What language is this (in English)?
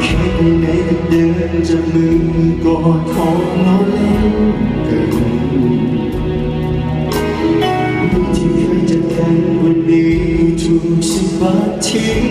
Thai